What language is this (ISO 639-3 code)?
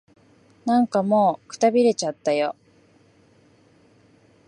jpn